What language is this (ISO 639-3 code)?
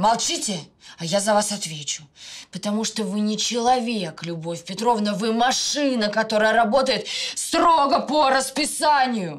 rus